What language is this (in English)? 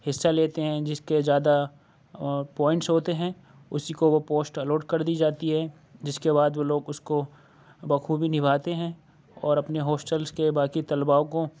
Urdu